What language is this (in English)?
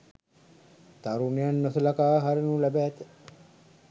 Sinhala